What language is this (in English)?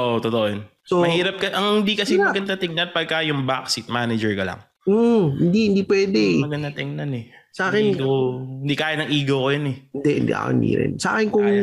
Filipino